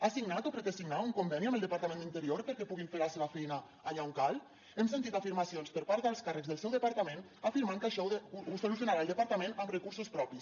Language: Catalan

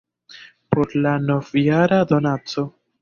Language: Esperanto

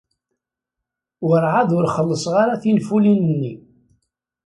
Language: Kabyle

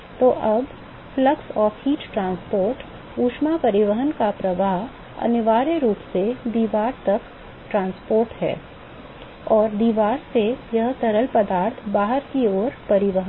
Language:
Hindi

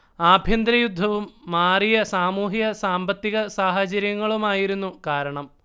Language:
Malayalam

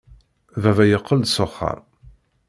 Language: Kabyle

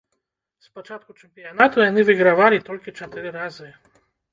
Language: Belarusian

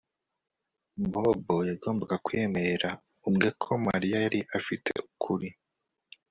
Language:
Kinyarwanda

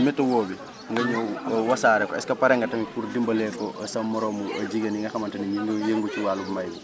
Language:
Wolof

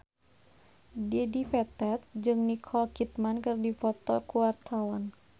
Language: Sundanese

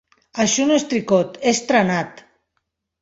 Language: Catalan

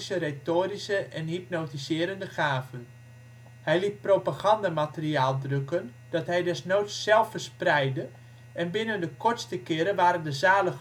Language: Dutch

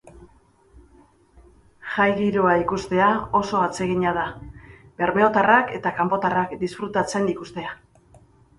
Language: Basque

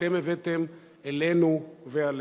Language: Hebrew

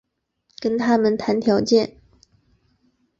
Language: Chinese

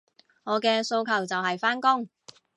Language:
Cantonese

